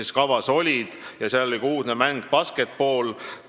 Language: Estonian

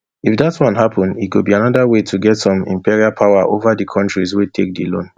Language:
Nigerian Pidgin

